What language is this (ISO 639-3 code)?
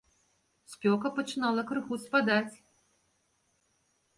bel